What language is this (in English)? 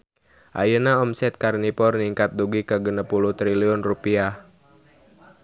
Sundanese